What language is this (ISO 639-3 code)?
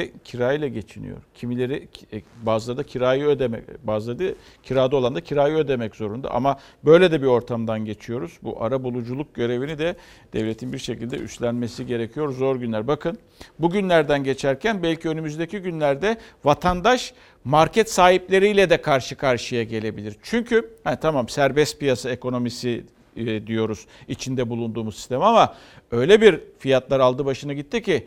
tur